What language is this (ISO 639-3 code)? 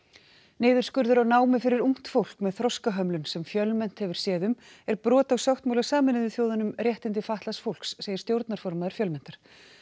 isl